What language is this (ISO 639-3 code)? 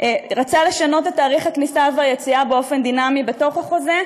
heb